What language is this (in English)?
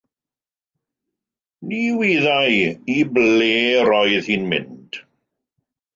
Welsh